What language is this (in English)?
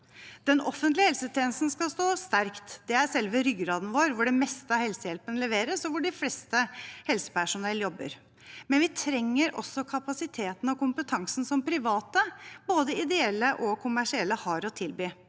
Norwegian